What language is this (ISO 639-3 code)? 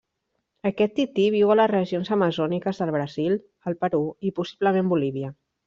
cat